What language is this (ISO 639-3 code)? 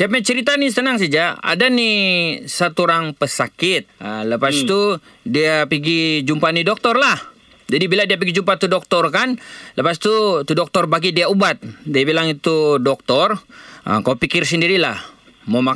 msa